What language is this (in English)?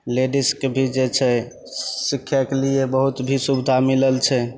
Maithili